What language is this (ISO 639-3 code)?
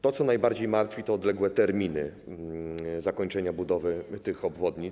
pol